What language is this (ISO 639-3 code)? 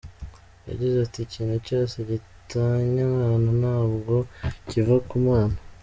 kin